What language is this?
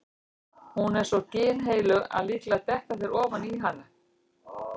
Icelandic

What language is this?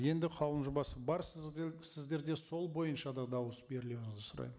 Kazakh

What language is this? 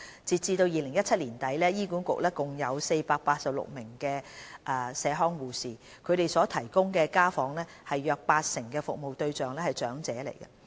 Cantonese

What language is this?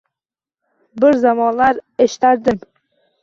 Uzbek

